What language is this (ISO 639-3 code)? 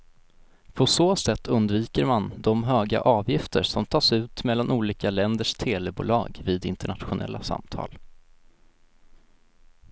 swe